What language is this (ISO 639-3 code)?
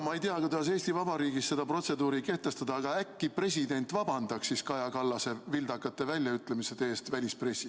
est